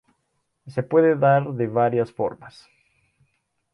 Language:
Spanish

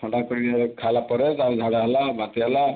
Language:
Odia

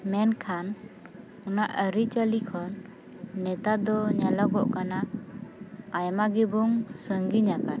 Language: Santali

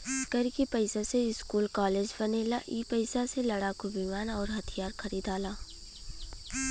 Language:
Bhojpuri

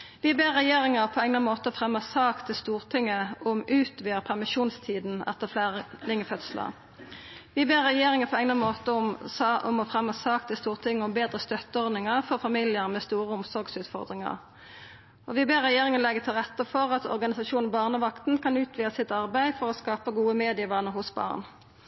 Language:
Norwegian Nynorsk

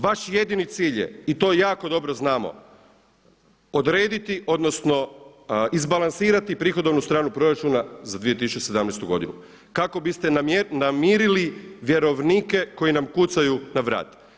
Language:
Croatian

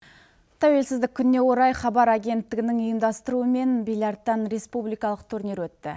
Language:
Kazakh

